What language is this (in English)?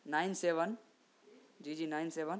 Urdu